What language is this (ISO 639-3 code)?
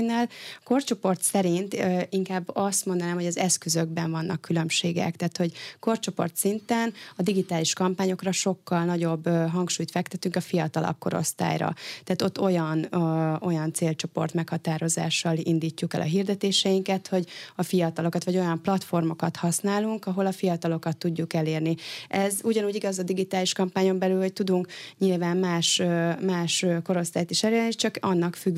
hun